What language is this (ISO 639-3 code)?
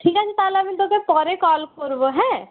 ben